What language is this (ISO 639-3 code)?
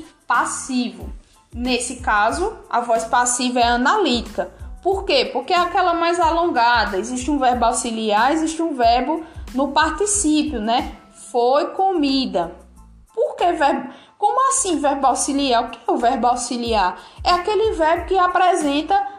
por